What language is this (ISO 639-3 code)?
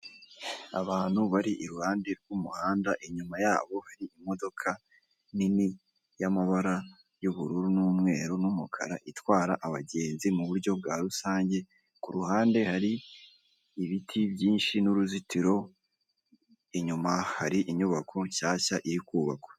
kin